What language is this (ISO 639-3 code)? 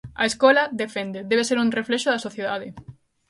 glg